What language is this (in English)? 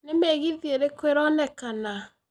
Kikuyu